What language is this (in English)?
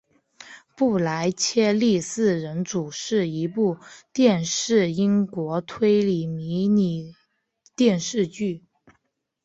Chinese